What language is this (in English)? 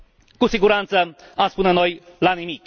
Romanian